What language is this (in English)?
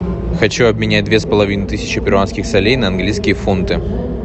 Russian